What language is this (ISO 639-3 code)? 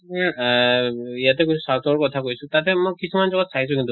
asm